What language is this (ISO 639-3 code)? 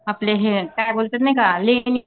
mar